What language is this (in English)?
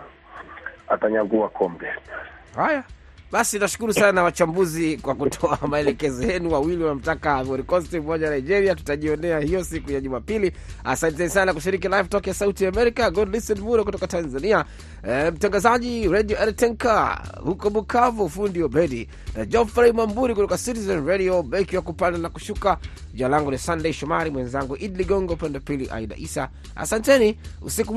Swahili